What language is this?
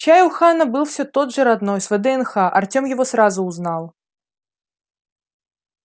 Russian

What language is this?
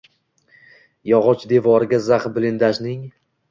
Uzbek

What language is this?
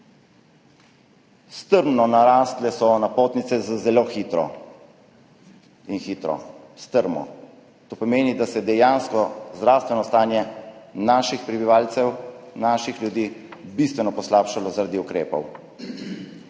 Slovenian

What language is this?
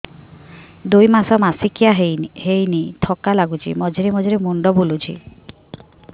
Odia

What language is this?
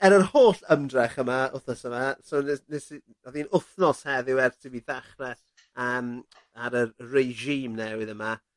Welsh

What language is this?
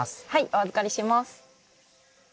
Japanese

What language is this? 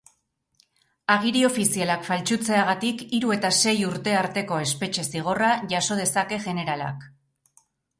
Basque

